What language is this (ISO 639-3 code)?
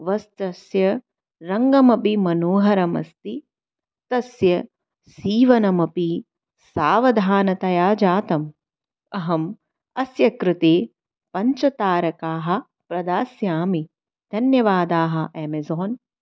san